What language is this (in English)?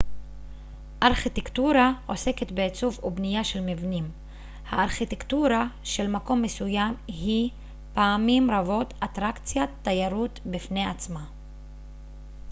Hebrew